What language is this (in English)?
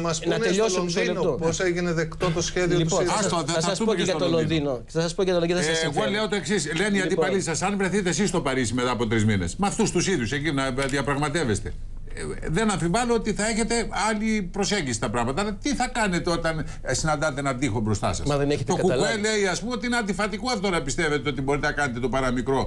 Greek